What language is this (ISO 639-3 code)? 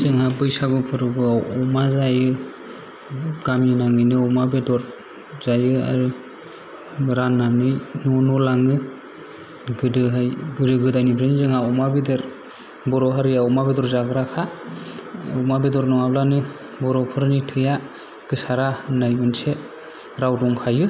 brx